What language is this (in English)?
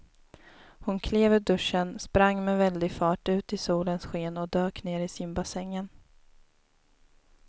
Swedish